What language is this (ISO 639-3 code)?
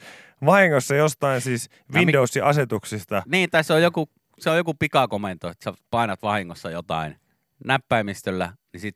fin